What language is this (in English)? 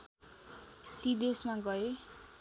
Nepali